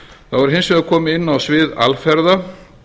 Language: Icelandic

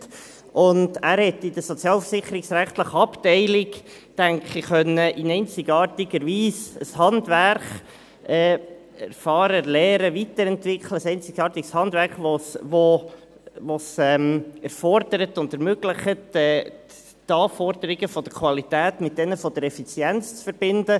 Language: Swiss German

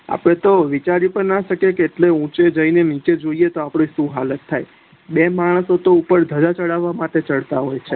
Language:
Gujarati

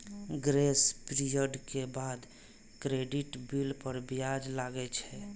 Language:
Maithili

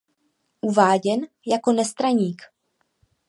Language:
Czech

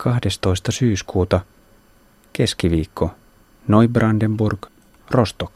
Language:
Finnish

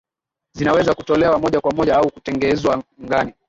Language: Swahili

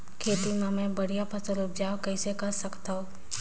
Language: Chhattisgarhi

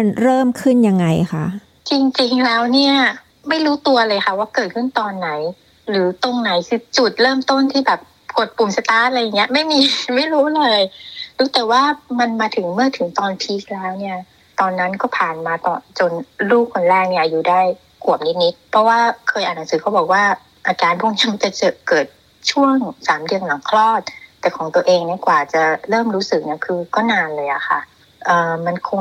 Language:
Thai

